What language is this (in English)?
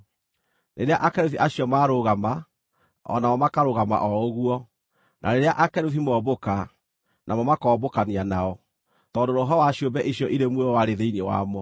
Kikuyu